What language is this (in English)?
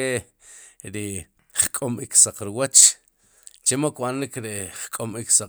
Sipacapense